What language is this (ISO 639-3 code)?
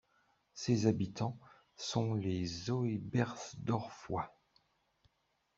fra